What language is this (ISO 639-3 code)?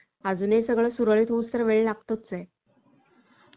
mar